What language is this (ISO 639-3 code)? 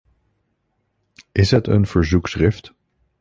nld